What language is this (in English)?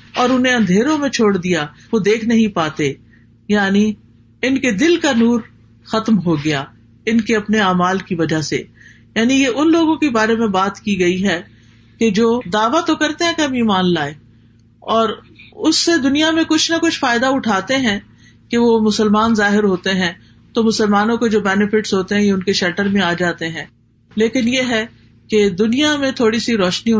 Urdu